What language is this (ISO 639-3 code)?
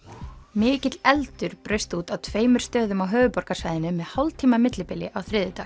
isl